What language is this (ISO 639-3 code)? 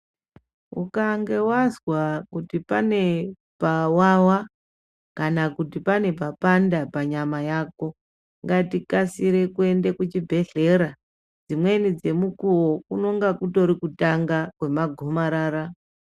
ndc